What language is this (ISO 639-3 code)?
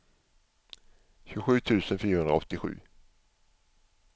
swe